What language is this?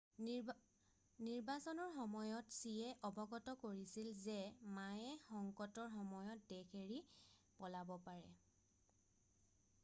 Assamese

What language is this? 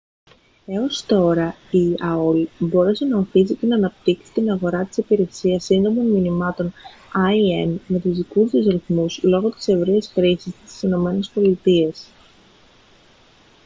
Greek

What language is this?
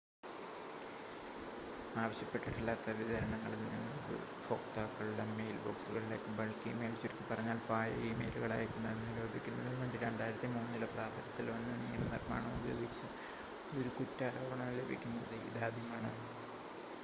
Malayalam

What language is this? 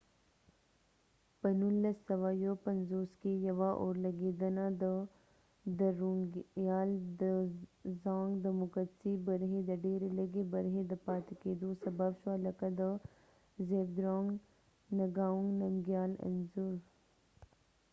Pashto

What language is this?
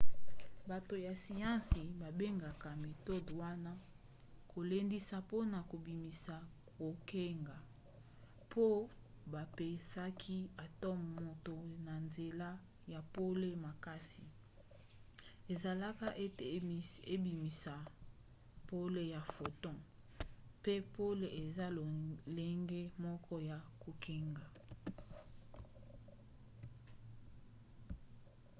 Lingala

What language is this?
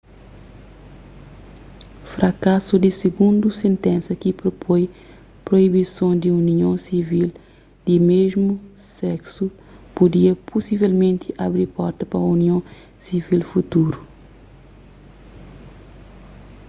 Kabuverdianu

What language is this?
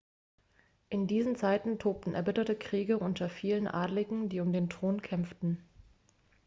German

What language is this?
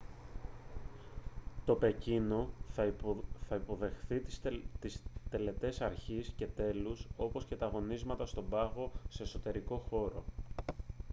Greek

